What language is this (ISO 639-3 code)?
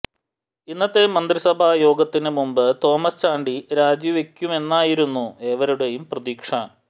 mal